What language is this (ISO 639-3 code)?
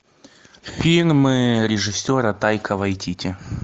rus